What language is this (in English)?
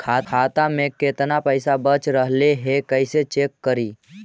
Magahi